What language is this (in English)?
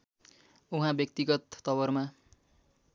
Nepali